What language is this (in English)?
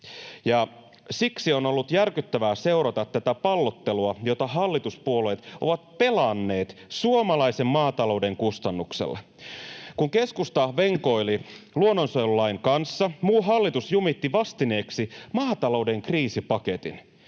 Finnish